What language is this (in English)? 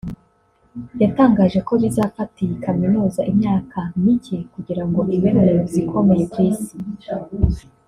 Kinyarwanda